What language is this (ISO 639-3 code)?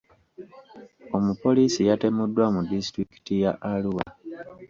lug